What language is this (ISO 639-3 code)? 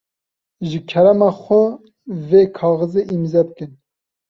kur